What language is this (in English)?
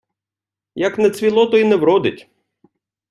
Ukrainian